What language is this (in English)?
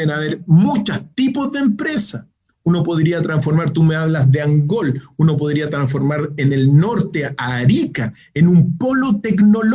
Spanish